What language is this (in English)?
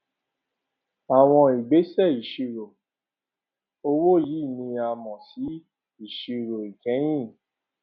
Yoruba